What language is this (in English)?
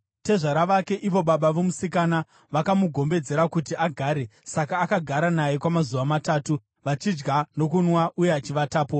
Shona